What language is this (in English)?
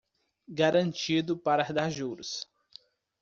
Portuguese